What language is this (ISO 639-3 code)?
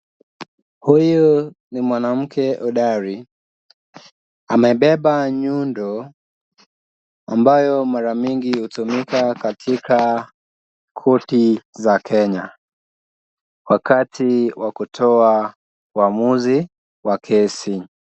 swa